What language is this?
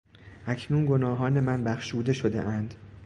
Persian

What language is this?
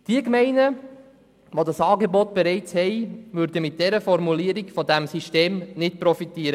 Swiss German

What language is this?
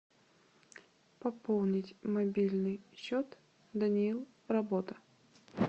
Russian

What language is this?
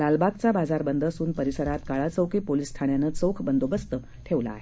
Marathi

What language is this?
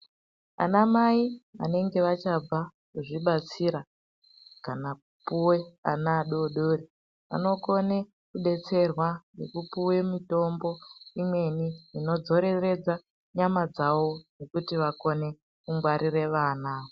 Ndau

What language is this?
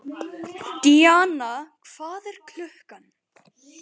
Icelandic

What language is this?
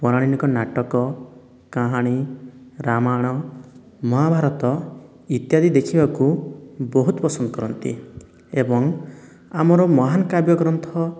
Odia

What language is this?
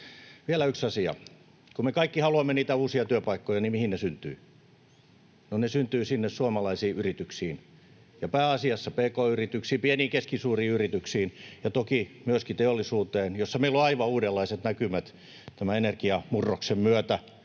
Finnish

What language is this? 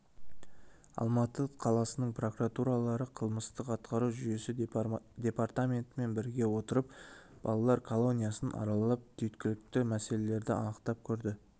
Kazakh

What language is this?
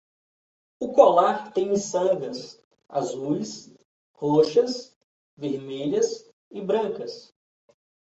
Portuguese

